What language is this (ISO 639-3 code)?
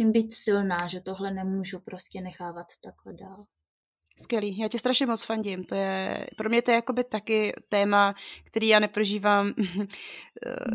ces